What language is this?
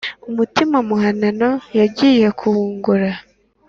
Kinyarwanda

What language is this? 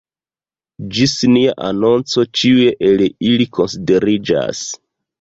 Esperanto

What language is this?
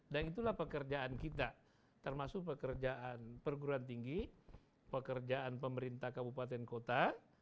Indonesian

